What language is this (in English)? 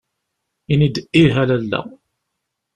Kabyle